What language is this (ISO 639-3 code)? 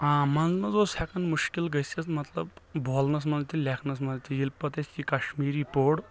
kas